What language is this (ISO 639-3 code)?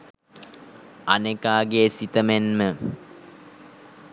sin